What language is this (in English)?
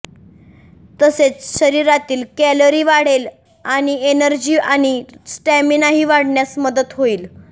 Marathi